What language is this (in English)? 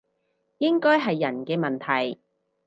Cantonese